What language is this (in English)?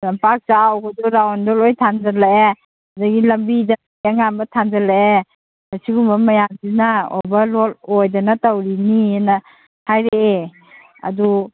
Manipuri